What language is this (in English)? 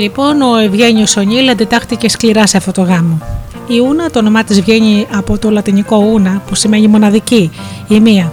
Greek